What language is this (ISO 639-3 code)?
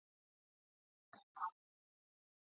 isl